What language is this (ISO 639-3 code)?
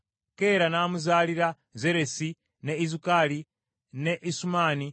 lug